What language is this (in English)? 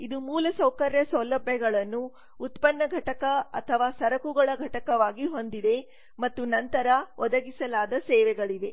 Kannada